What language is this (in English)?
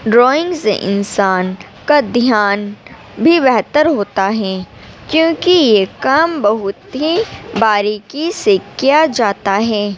Urdu